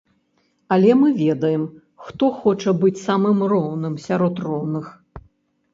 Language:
Belarusian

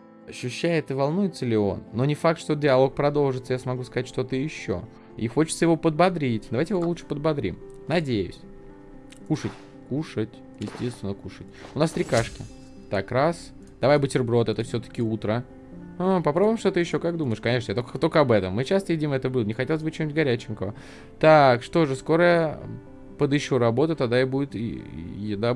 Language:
Russian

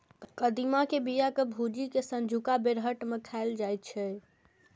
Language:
Maithili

